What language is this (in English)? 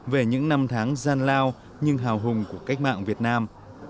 Vietnamese